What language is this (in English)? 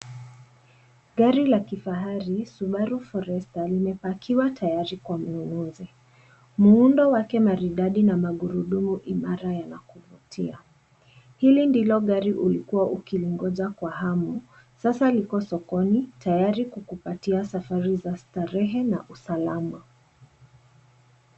Swahili